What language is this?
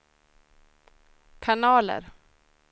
Swedish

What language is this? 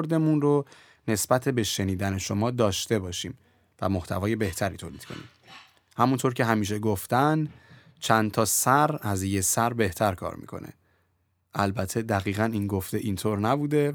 Persian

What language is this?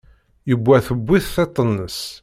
Kabyle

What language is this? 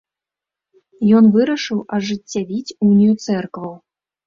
Belarusian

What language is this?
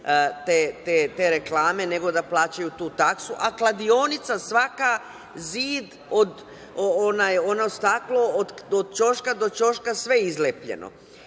Serbian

